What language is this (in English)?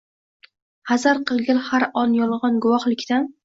Uzbek